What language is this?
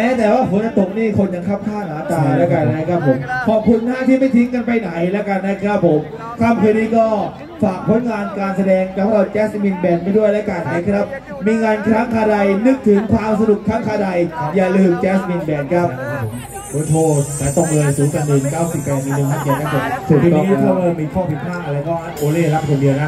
Thai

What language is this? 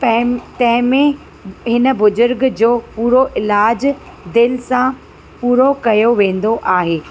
Sindhi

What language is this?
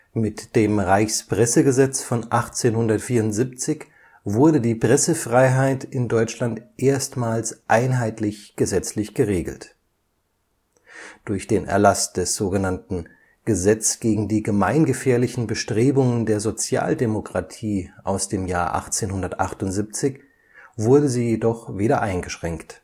German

